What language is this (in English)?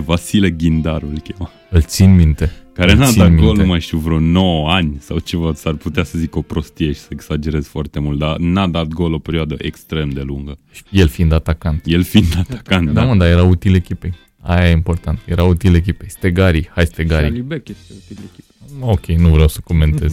Romanian